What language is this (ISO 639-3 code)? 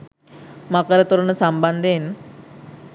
sin